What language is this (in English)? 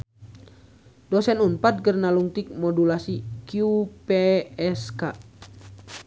Sundanese